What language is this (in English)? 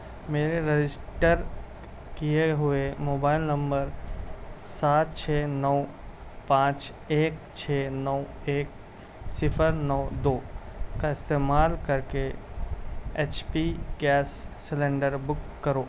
Urdu